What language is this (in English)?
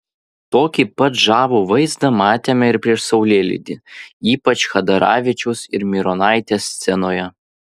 Lithuanian